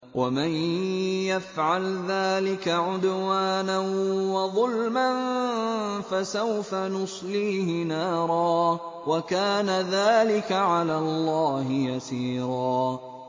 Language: Arabic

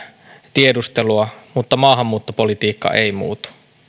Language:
Finnish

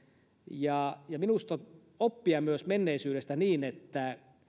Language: Finnish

